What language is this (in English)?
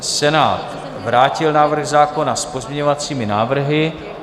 Czech